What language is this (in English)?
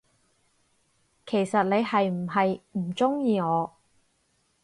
Cantonese